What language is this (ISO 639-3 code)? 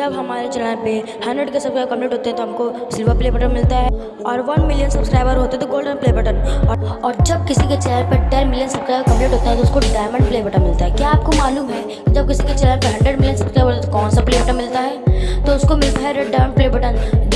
hin